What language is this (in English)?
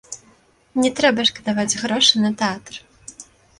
Belarusian